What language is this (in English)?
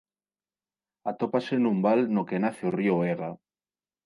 Galician